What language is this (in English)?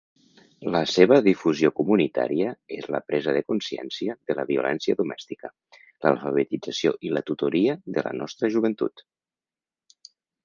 Catalan